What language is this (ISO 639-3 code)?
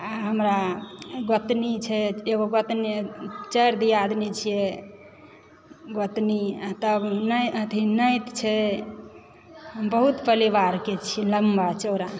mai